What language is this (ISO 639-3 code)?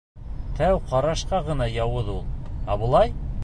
bak